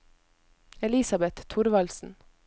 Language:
Norwegian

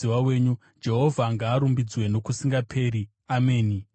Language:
Shona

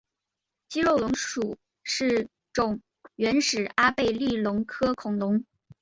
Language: Chinese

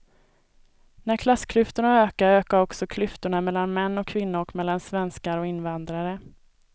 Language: Swedish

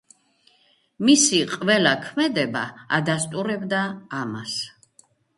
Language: Georgian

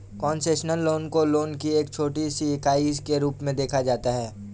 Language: Hindi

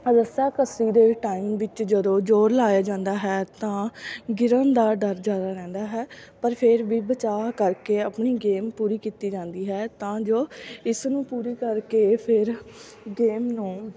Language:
Punjabi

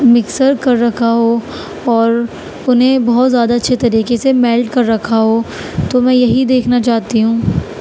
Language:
Urdu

